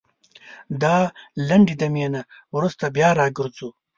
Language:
Pashto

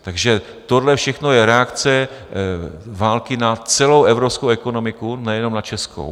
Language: Czech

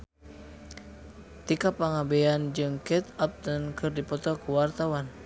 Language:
Sundanese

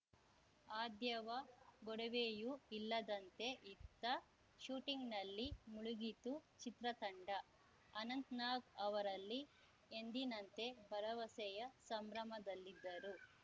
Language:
Kannada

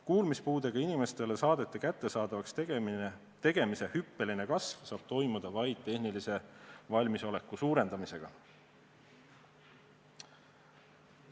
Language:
Estonian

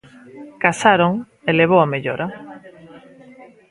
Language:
Galician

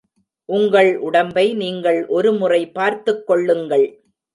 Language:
Tamil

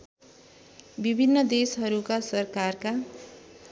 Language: Nepali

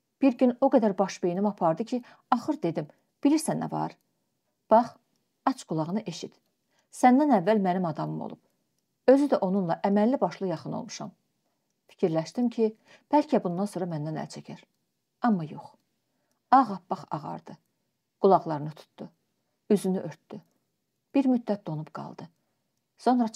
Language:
Turkish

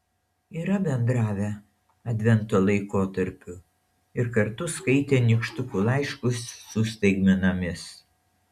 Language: Lithuanian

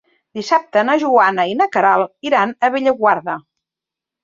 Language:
Catalan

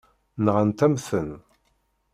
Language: Kabyle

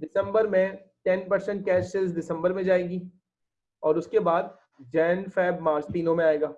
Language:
Hindi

